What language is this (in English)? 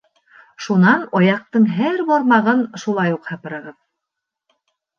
Bashkir